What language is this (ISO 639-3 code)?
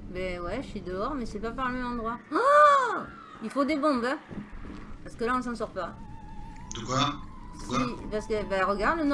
fra